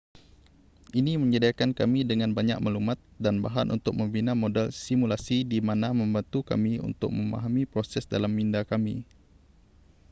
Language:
Malay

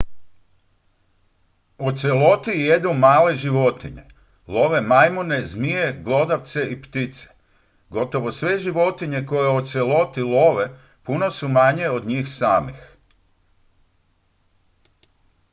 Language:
Croatian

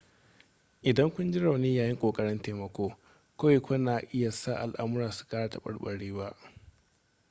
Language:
Hausa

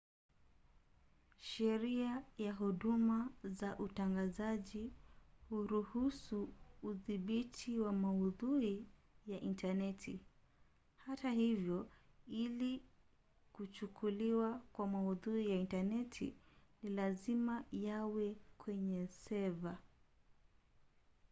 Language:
Swahili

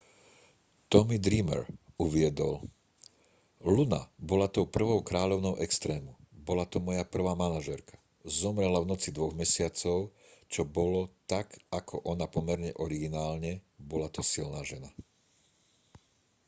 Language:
Slovak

